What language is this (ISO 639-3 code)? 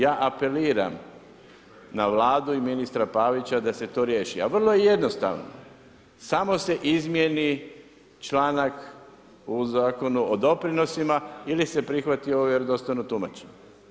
hrv